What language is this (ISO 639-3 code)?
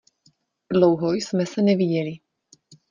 ces